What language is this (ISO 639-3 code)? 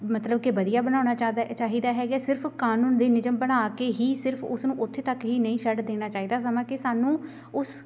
pan